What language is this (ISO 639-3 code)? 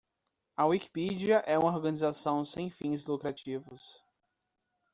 por